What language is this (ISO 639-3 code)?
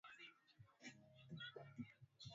swa